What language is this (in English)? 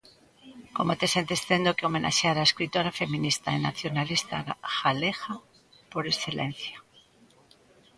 Galician